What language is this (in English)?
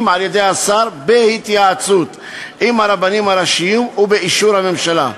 Hebrew